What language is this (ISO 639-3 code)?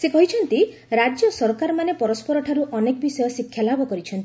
ori